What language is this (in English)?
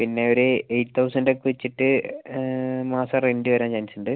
Malayalam